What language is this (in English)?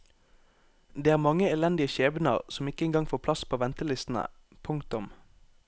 Norwegian